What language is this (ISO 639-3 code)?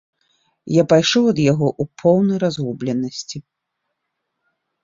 bel